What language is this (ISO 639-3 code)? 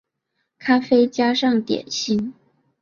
zho